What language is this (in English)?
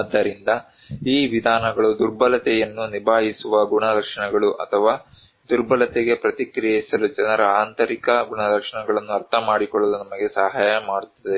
Kannada